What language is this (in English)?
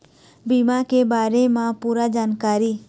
Chhattisgarhi